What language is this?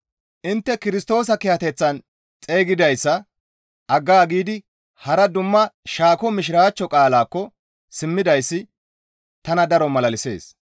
Gamo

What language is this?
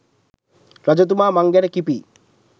Sinhala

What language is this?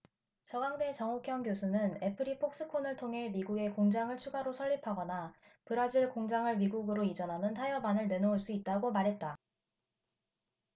Korean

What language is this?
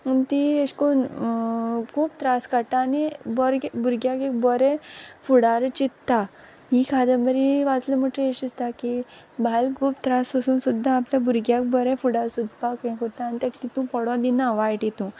Konkani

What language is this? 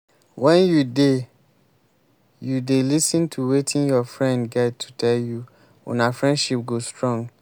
Nigerian Pidgin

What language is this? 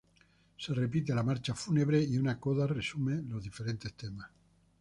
Spanish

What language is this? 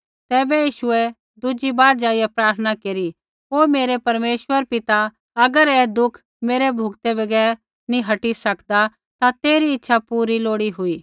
Kullu Pahari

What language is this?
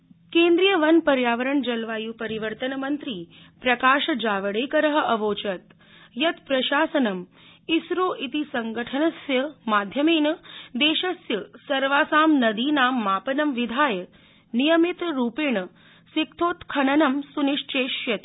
Sanskrit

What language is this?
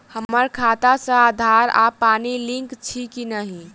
Maithili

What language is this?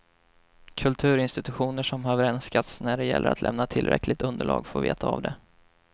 Swedish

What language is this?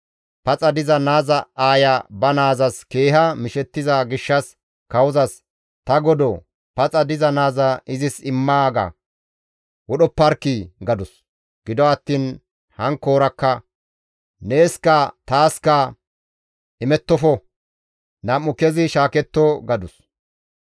Gamo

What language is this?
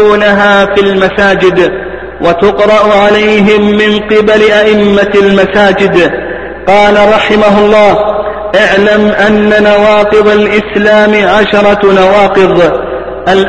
Arabic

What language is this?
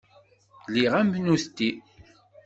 Kabyle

